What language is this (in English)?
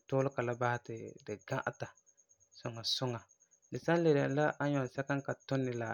Frafra